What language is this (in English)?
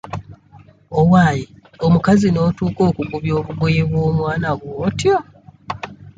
Ganda